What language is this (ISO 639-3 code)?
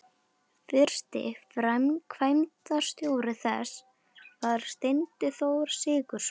isl